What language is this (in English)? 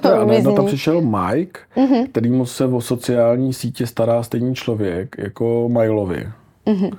Czech